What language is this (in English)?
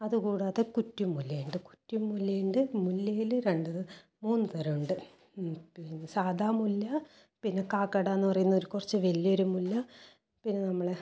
Malayalam